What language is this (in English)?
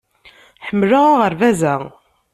Kabyle